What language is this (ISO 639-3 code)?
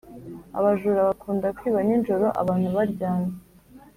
kin